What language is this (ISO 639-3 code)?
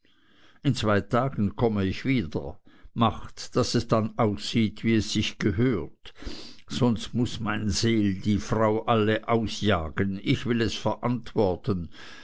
deu